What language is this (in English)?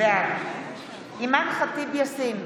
Hebrew